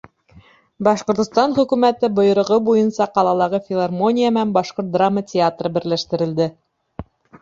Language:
Bashkir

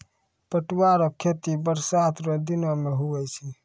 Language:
Maithili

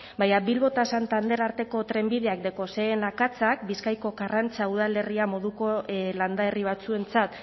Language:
Basque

